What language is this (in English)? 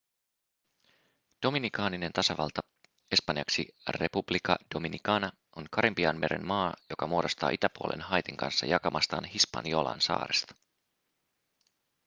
Finnish